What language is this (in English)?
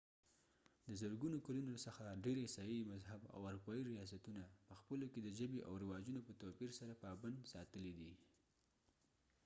Pashto